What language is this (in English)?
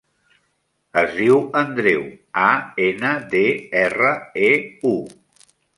Catalan